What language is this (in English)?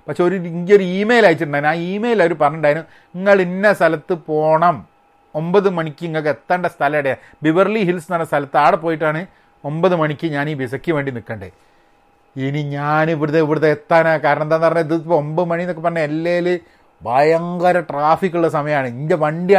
Malayalam